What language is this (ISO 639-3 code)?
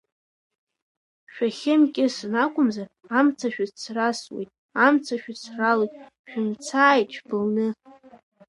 abk